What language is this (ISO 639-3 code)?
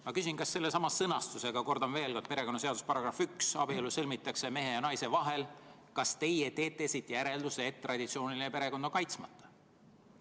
est